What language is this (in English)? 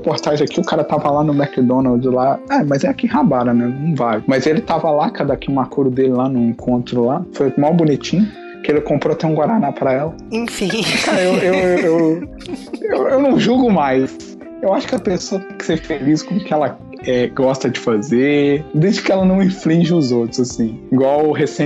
Portuguese